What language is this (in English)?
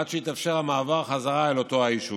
Hebrew